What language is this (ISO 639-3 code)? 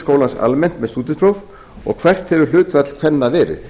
isl